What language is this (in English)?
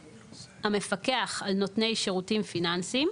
Hebrew